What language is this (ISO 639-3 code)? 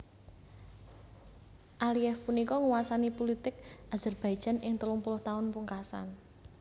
jav